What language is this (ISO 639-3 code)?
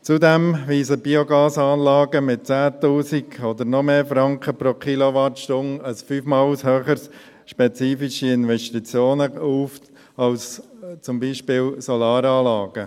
gsw